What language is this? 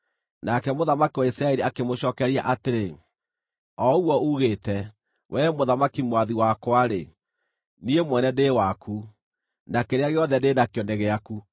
Kikuyu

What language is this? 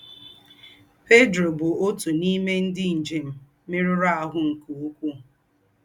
Igbo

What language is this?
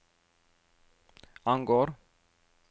Norwegian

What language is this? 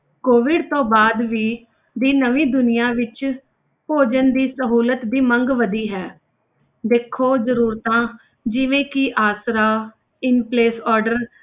Punjabi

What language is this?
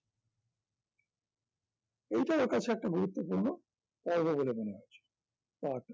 Bangla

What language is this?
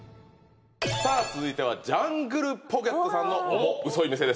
Japanese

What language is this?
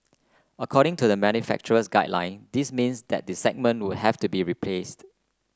English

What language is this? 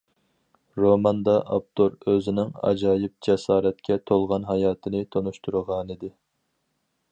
Uyghur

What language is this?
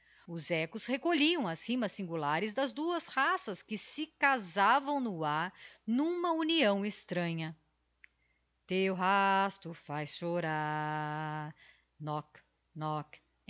Portuguese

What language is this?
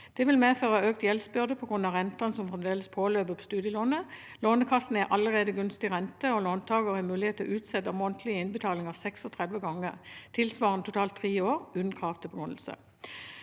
Norwegian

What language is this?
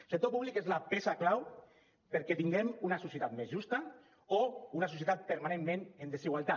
Catalan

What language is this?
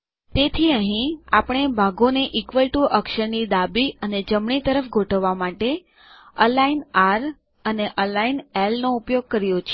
Gujarati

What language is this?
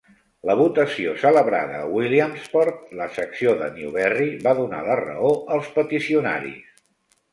Catalan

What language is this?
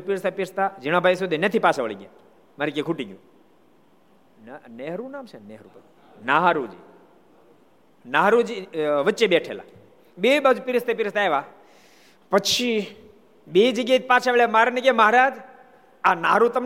Gujarati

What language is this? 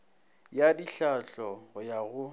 Northern Sotho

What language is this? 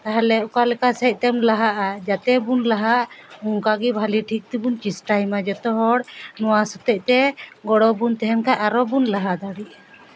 Santali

